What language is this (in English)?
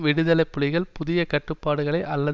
Tamil